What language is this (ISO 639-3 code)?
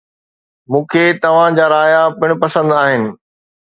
snd